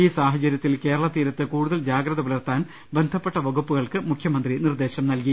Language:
Malayalam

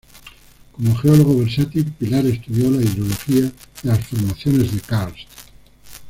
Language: Spanish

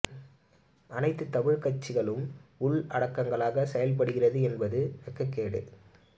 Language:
Tamil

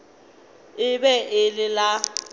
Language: Northern Sotho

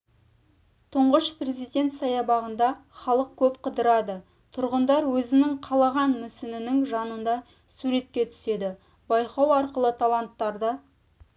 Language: Kazakh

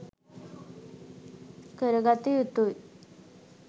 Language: Sinhala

